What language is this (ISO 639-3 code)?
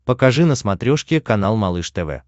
rus